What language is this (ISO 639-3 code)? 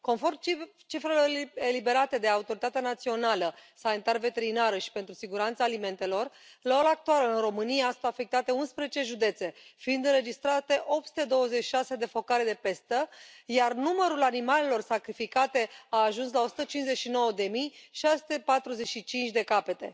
ron